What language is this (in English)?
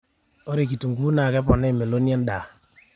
Masai